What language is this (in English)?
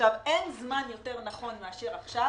Hebrew